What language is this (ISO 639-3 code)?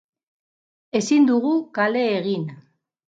eus